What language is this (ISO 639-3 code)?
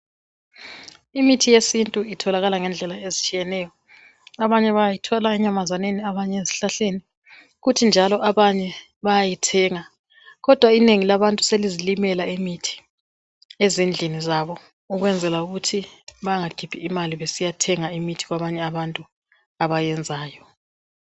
nde